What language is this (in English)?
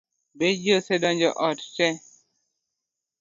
Luo (Kenya and Tanzania)